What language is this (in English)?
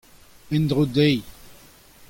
Breton